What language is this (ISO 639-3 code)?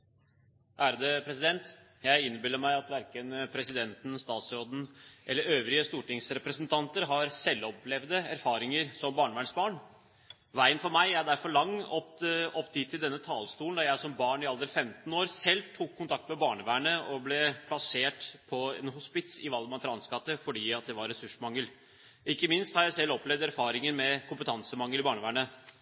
nob